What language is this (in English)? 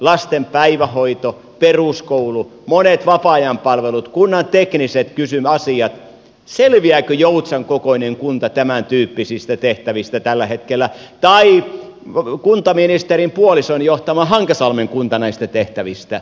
Finnish